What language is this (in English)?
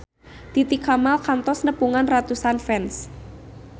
Sundanese